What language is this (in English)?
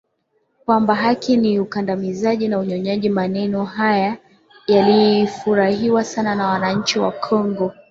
Swahili